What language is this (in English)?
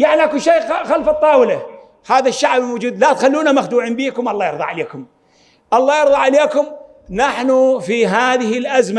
Arabic